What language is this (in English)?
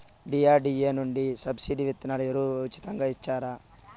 Telugu